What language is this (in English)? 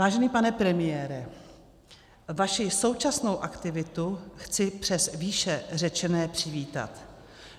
Czech